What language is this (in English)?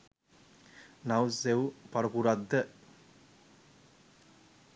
Sinhala